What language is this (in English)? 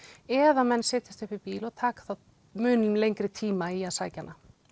Icelandic